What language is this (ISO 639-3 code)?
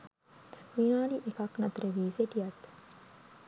sin